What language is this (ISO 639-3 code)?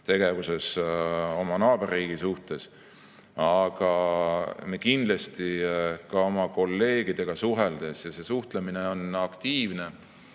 est